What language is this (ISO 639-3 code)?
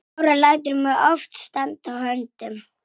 isl